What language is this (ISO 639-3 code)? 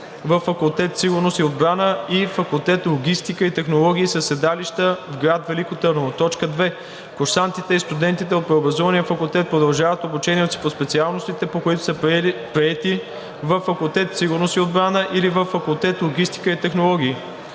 bul